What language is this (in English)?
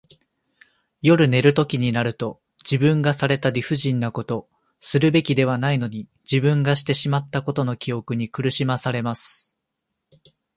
Japanese